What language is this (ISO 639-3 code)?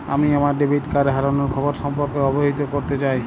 ben